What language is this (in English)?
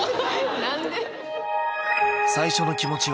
Japanese